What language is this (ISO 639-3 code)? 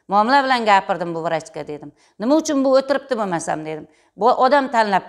tur